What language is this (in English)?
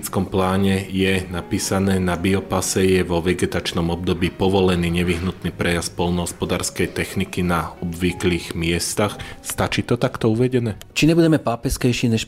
Slovak